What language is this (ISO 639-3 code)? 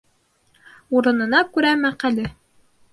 bak